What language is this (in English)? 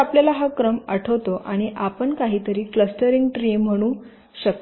Marathi